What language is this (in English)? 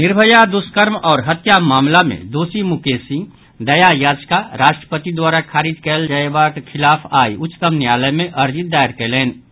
Maithili